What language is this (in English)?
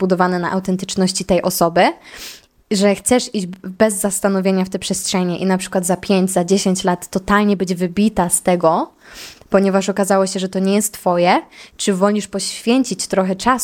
Polish